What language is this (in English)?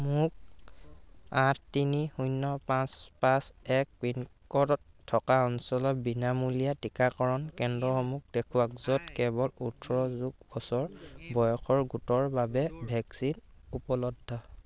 Assamese